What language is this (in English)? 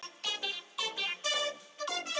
Icelandic